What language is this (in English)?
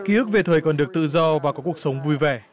Vietnamese